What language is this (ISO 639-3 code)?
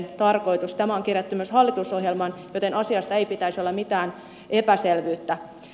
fin